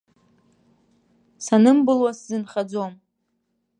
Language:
Abkhazian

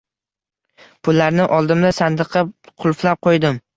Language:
Uzbek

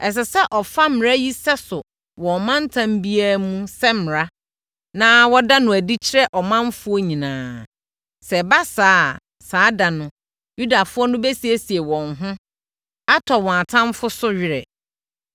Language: Akan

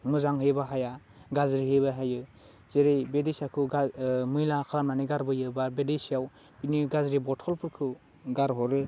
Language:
Bodo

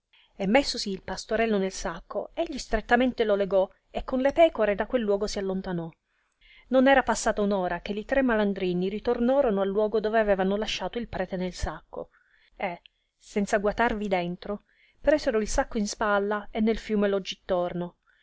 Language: Italian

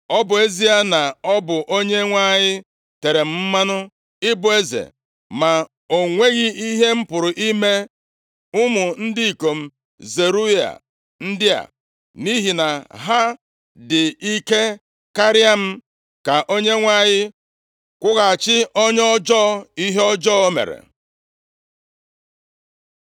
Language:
Igbo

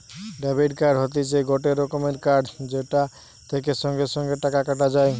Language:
Bangla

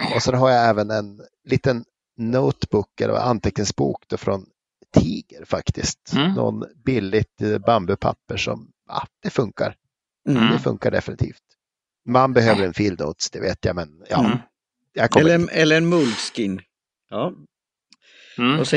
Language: Swedish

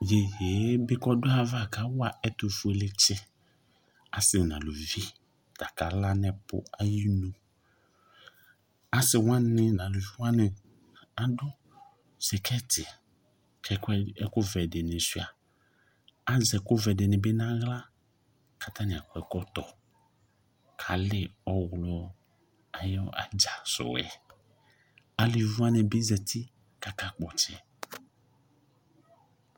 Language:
Ikposo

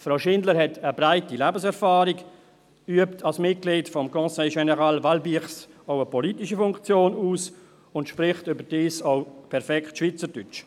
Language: Swiss German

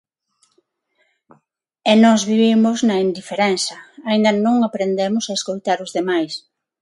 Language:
Galician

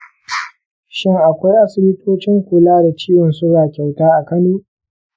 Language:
Hausa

